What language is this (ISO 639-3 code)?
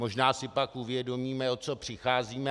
ces